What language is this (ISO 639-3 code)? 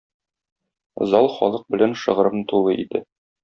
tat